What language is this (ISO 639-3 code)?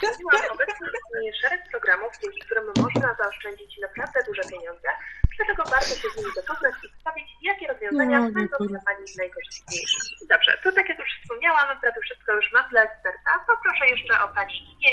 pol